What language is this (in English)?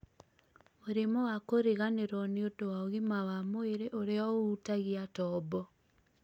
Kikuyu